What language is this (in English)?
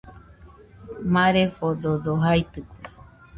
Nüpode Huitoto